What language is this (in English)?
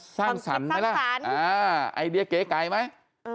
Thai